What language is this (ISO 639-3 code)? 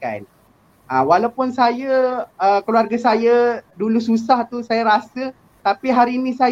msa